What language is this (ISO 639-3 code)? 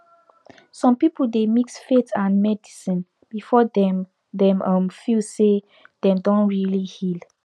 pcm